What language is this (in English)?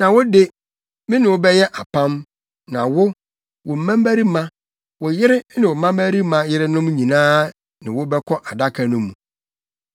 Akan